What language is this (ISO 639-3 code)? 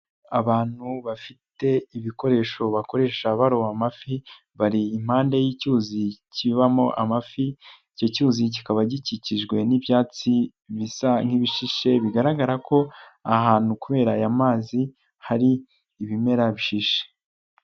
kin